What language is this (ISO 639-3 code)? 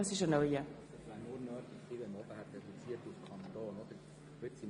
gsw